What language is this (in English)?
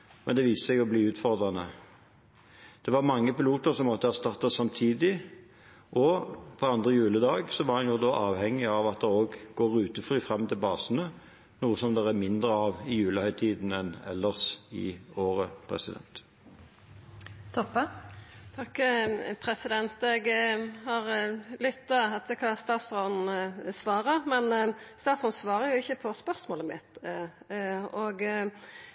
Norwegian